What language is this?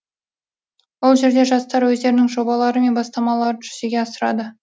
Kazakh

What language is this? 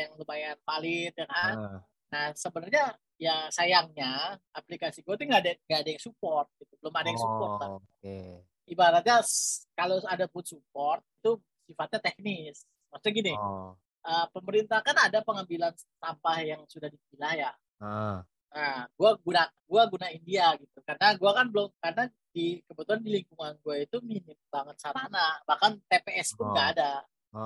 Indonesian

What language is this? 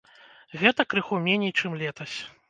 Belarusian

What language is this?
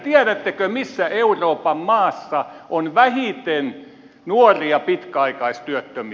Finnish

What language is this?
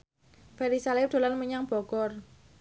Javanese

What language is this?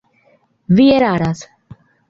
Esperanto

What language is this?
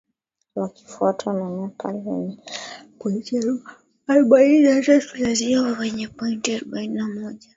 Swahili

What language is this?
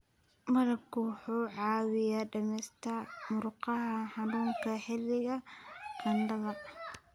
Somali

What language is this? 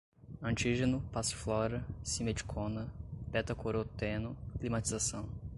Portuguese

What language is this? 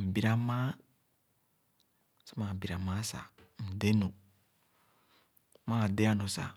Khana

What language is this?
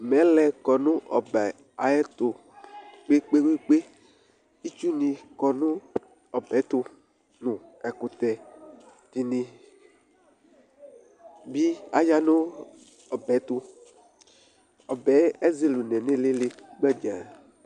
Ikposo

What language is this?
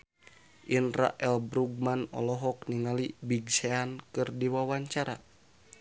Sundanese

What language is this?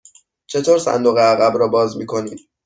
Persian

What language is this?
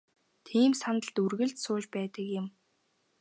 Mongolian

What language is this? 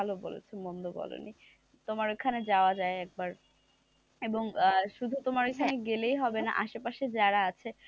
Bangla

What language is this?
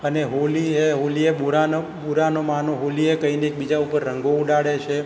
Gujarati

